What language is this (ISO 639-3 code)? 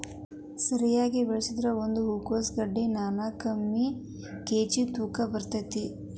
kan